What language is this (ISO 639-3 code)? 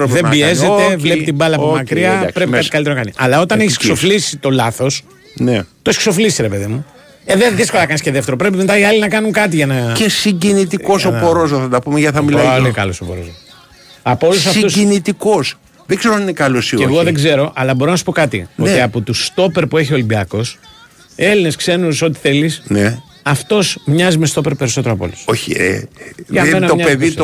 ell